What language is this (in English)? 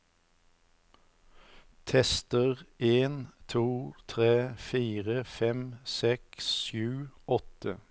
Norwegian